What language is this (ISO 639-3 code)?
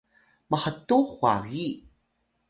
tay